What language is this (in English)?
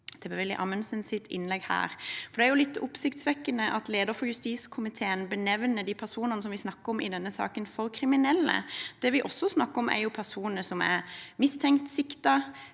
Norwegian